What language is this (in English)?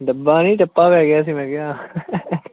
Punjabi